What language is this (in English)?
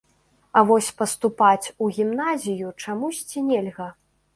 Belarusian